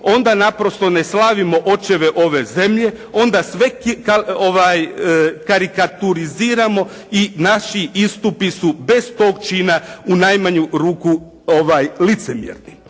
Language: Croatian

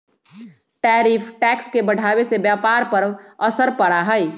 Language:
Magahi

